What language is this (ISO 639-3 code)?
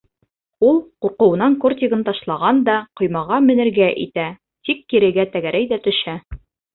bak